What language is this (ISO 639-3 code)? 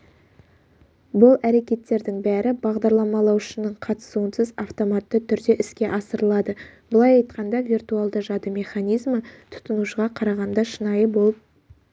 kaz